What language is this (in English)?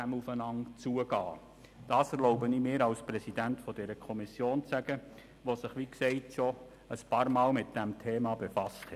Swiss German